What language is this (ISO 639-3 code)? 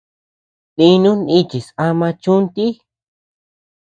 cux